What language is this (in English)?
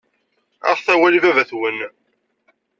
Kabyle